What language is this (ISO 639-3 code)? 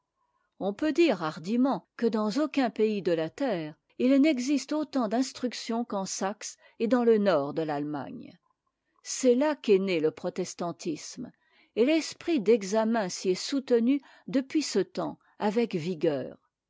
fra